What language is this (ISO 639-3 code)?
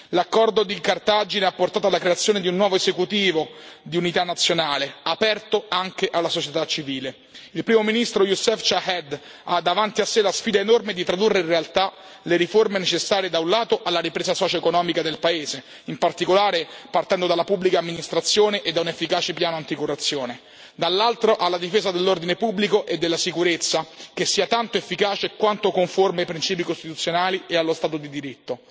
ita